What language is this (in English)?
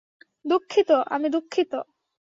Bangla